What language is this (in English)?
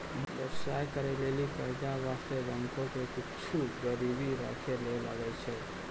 Maithili